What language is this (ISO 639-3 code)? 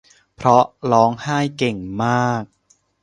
tha